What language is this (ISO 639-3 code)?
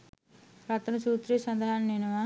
sin